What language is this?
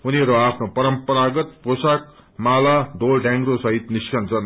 Nepali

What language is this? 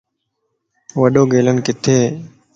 Lasi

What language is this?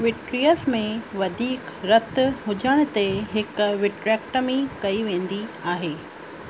Sindhi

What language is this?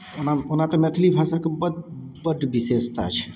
Maithili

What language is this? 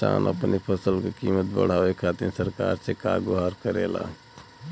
Bhojpuri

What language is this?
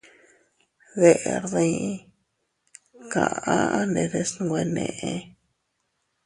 Teutila Cuicatec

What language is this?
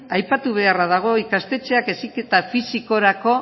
Basque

